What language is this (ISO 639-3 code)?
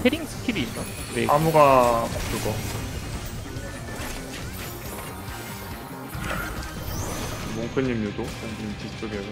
kor